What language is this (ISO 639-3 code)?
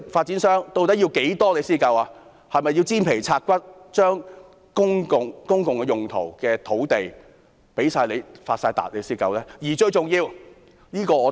yue